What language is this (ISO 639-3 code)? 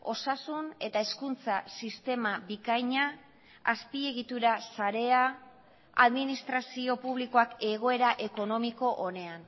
eus